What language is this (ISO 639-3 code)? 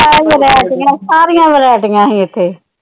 pan